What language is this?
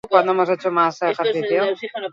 Basque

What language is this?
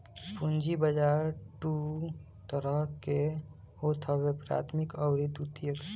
Bhojpuri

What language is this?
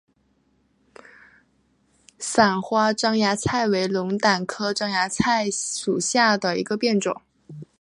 Chinese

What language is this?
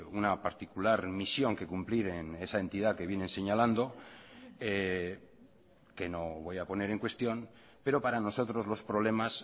Spanish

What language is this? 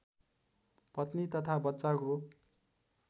Nepali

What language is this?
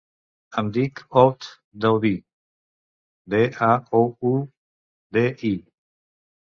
Catalan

